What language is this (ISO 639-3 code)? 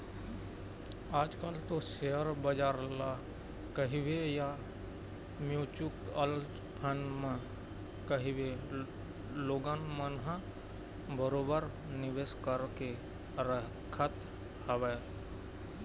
hne